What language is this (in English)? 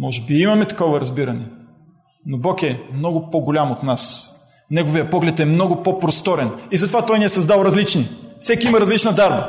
Bulgarian